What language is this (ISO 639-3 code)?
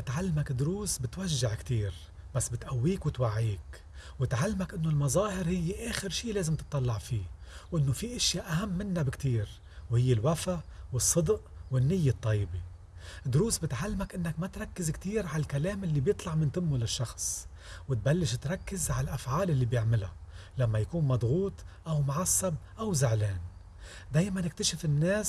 ara